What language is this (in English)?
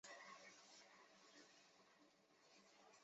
Chinese